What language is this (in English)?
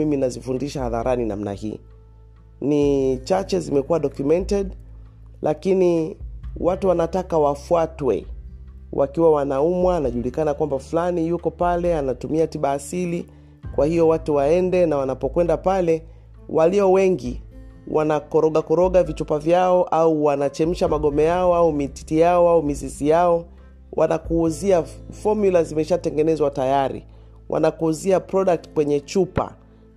Swahili